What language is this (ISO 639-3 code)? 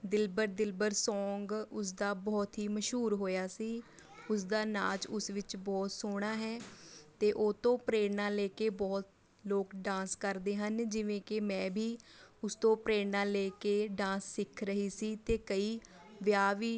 pan